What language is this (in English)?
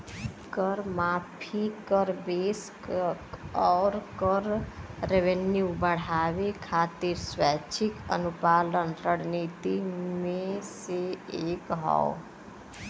Bhojpuri